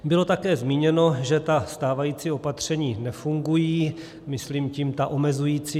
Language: Czech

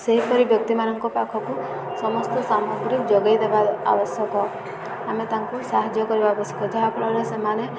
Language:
Odia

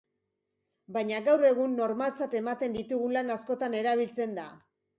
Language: Basque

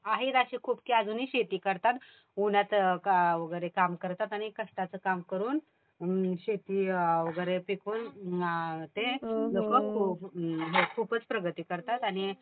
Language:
Marathi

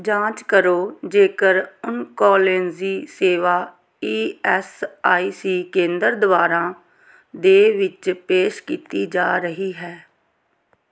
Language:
Punjabi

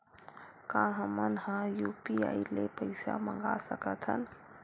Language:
Chhattisgarhi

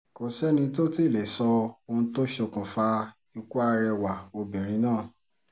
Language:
Yoruba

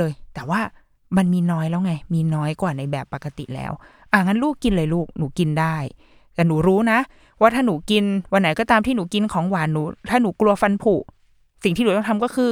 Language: Thai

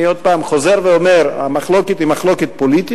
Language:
Hebrew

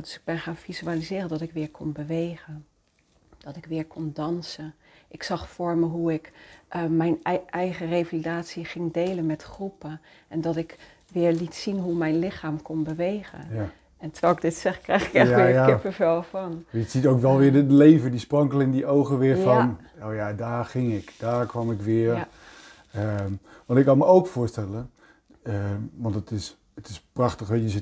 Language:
Dutch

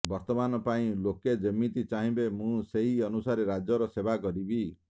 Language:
Odia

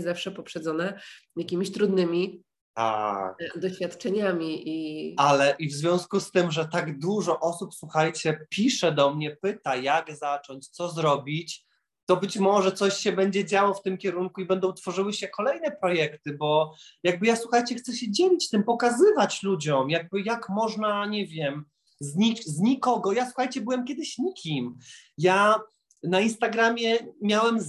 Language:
Polish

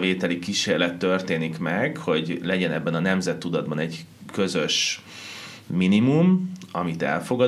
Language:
Hungarian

